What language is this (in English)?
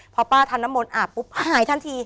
Thai